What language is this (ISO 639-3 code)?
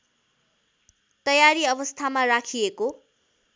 nep